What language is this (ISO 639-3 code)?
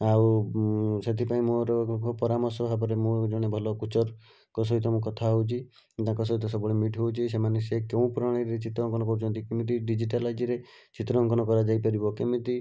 ori